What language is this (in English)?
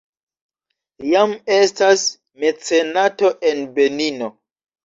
Esperanto